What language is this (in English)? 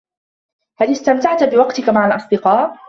Arabic